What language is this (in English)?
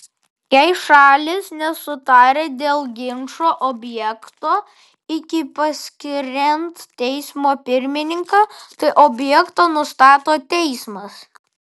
Lithuanian